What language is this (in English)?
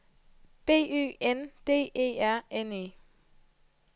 Danish